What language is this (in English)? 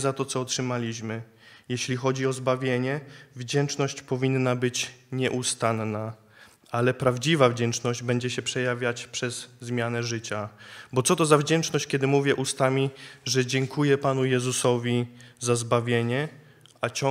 Polish